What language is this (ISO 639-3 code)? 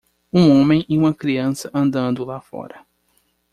por